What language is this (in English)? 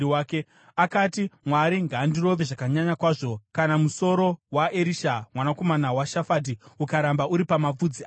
Shona